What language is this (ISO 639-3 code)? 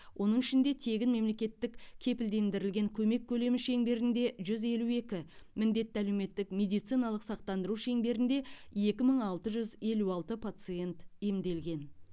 kaz